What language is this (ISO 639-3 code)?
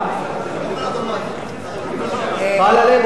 heb